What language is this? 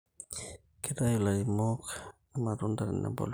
Masai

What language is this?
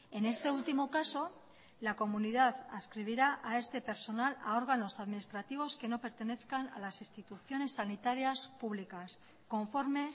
Spanish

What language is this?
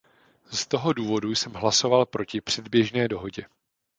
Czech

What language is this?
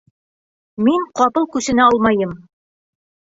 Bashkir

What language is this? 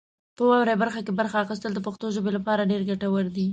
Pashto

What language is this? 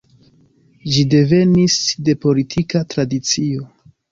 Esperanto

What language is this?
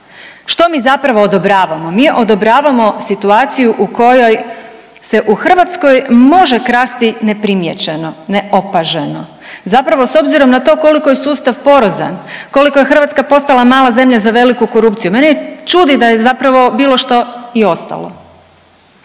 Croatian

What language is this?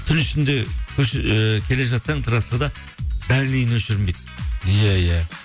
Kazakh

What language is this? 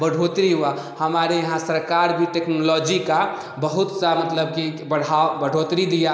Hindi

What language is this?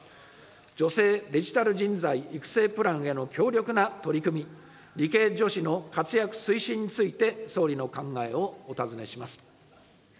Japanese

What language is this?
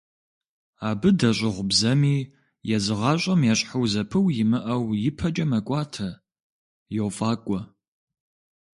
Kabardian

